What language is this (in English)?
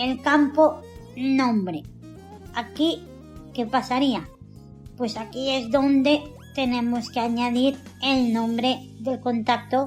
Spanish